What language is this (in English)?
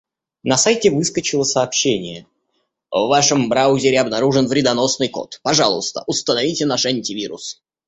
Russian